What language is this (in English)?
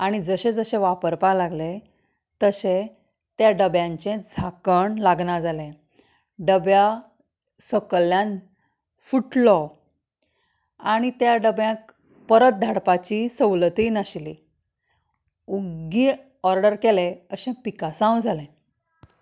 Konkani